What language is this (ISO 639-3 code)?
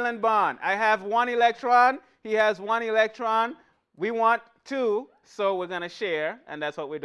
eng